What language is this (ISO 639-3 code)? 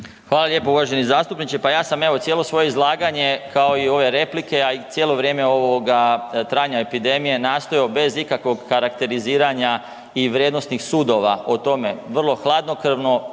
hrv